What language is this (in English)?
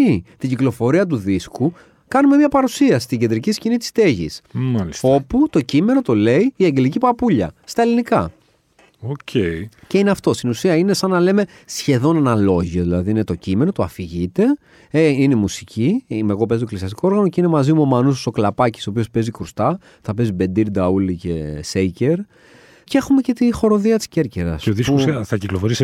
Greek